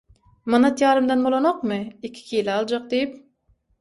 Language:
Turkmen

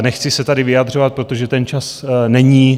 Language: Czech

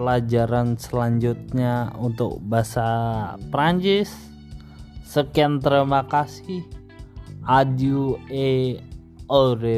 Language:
Indonesian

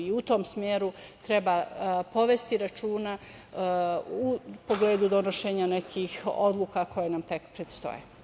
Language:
Serbian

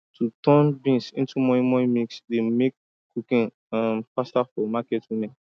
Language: Nigerian Pidgin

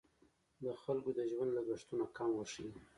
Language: Pashto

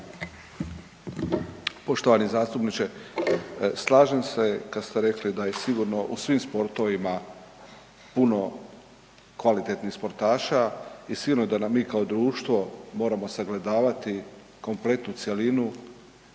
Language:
Croatian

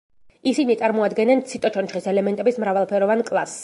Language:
Georgian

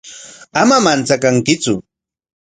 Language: Corongo Ancash Quechua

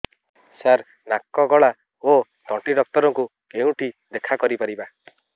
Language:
Odia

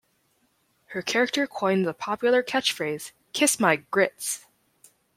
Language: English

